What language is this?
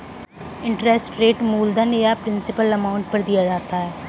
Hindi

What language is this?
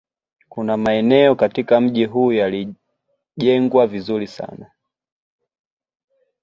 Swahili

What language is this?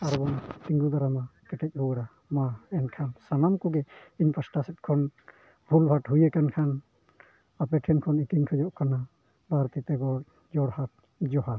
Santali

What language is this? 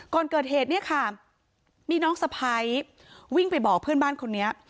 Thai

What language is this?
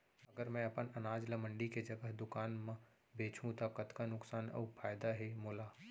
Chhattisgarhi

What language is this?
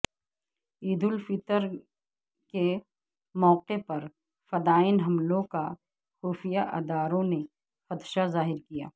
Urdu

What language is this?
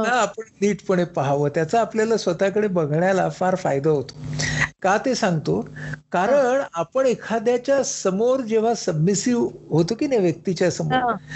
Marathi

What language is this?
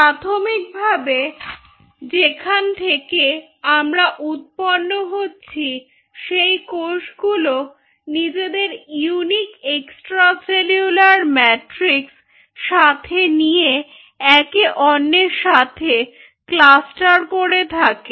Bangla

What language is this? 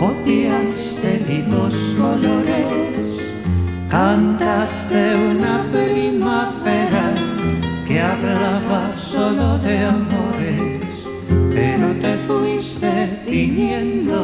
Spanish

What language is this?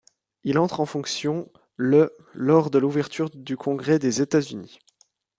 French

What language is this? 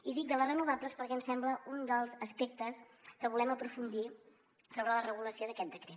Catalan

